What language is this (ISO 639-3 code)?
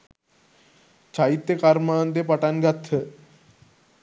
sin